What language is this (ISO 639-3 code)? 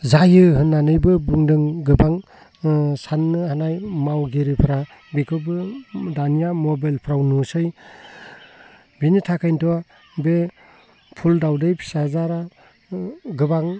brx